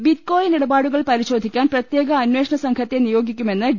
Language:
Malayalam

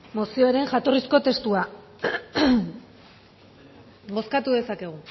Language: Basque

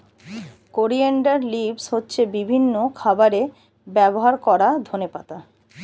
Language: Bangla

